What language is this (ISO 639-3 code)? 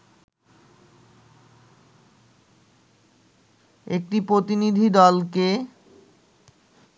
ben